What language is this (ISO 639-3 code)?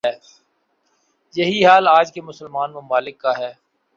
urd